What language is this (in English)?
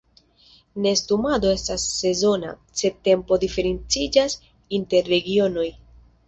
Esperanto